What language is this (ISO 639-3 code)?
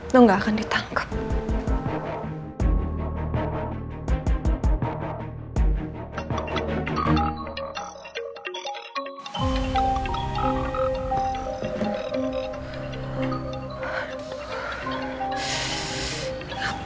ind